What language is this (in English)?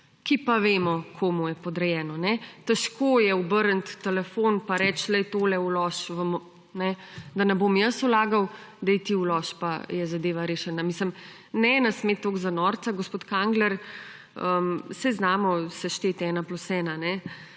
Slovenian